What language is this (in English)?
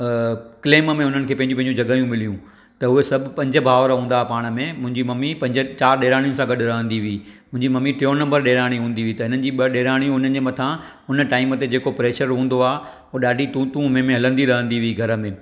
Sindhi